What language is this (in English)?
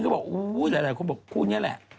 Thai